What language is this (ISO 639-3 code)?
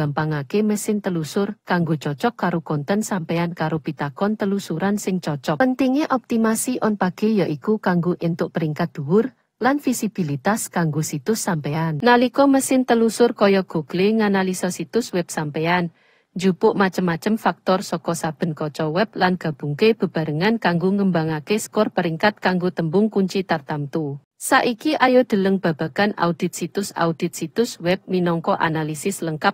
ind